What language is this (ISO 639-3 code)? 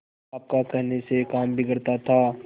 hin